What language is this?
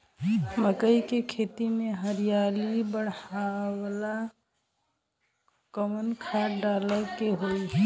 Bhojpuri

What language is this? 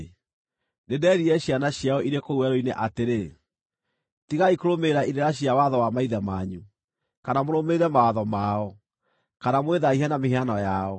Kikuyu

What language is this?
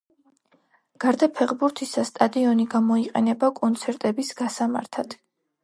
Georgian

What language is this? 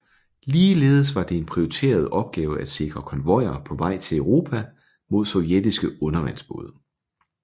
Danish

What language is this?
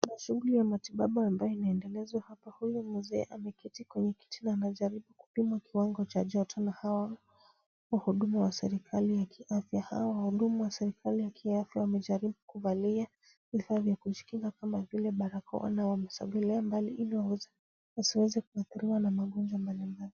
Swahili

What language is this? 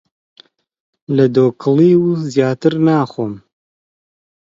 Central Kurdish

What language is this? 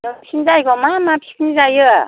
Bodo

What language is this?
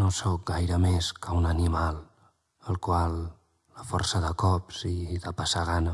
Catalan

